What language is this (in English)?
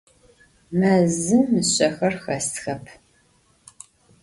Adyghe